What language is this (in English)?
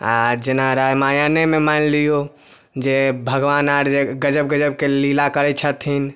Maithili